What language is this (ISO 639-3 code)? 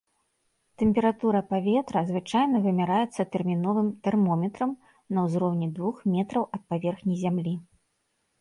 bel